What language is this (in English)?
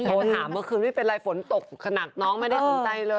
Thai